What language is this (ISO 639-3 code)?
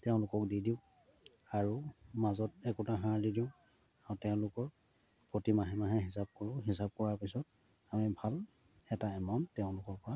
asm